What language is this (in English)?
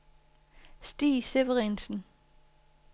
Danish